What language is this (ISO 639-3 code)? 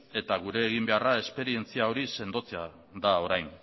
eus